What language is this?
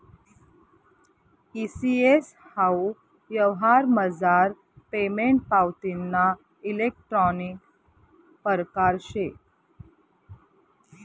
Marathi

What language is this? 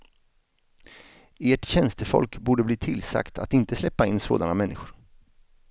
Swedish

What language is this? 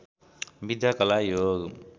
Nepali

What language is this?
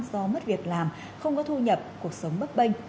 Vietnamese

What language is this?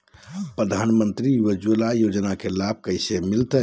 Magahi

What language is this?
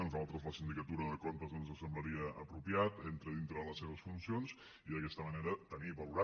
Catalan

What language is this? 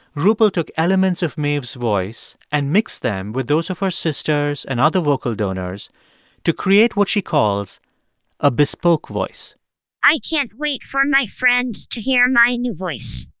English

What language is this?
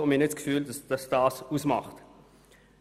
Swiss German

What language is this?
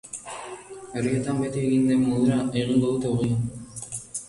Basque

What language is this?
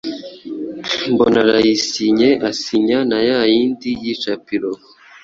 Kinyarwanda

